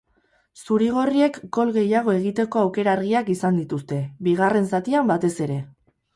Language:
Basque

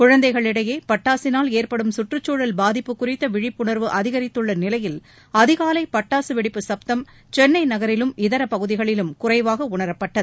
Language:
Tamil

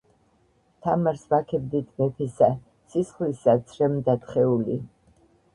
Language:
Georgian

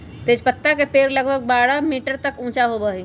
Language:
Magahi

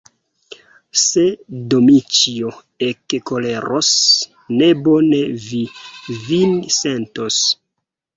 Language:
Esperanto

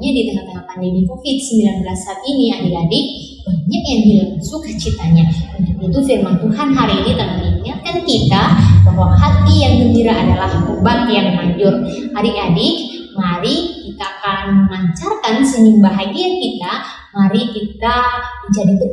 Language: Indonesian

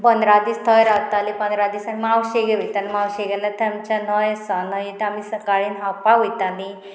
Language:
Konkani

